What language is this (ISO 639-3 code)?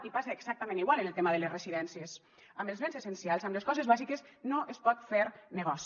cat